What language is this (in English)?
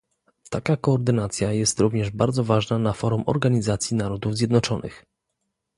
Polish